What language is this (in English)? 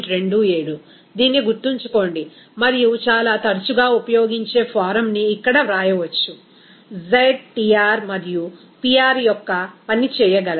Telugu